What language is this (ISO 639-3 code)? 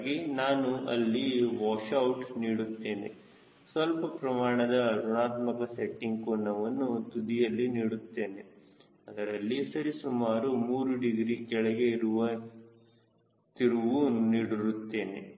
kan